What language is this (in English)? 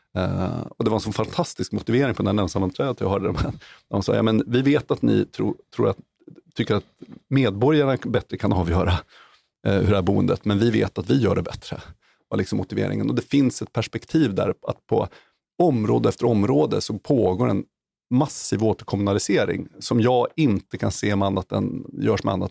Swedish